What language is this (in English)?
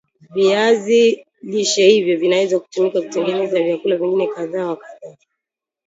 Swahili